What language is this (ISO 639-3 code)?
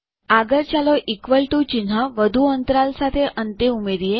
guj